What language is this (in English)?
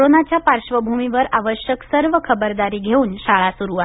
Marathi